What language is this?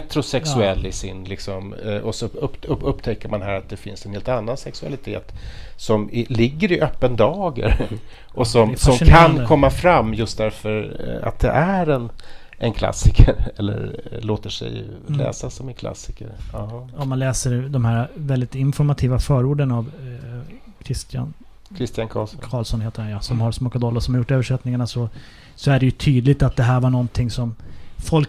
Swedish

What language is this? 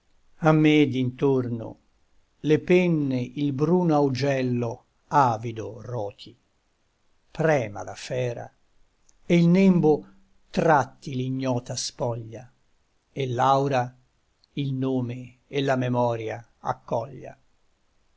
Italian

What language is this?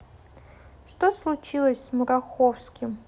Russian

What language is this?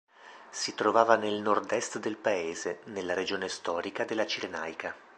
Italian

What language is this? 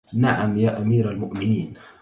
Arabic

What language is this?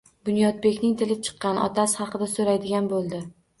Uzbek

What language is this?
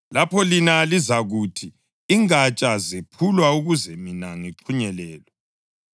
North Ndebele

